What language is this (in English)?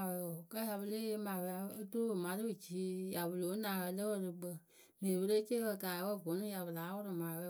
Akebu